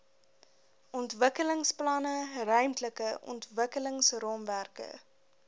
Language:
Afrikaans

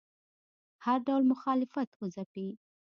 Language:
Pashto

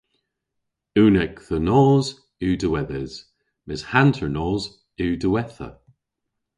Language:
Cornish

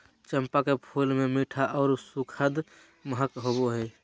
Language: Magahi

